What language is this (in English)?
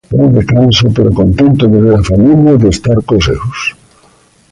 Galician